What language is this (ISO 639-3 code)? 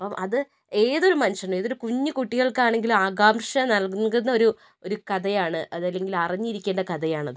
mal